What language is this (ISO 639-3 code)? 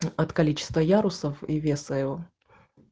rus